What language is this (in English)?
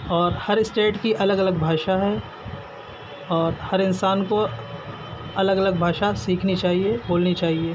Urdu